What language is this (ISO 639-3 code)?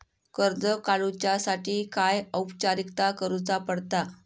mar